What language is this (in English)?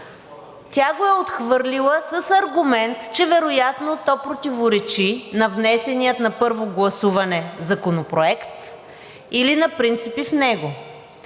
Bulgarian